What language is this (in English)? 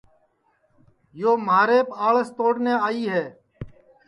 Sansi